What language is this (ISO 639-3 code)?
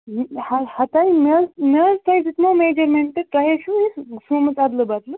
kas